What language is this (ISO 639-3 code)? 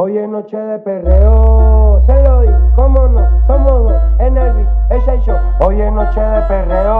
spa